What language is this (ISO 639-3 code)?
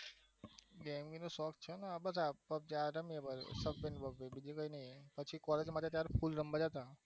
guj